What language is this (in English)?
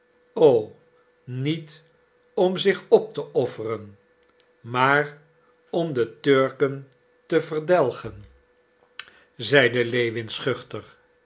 Dutch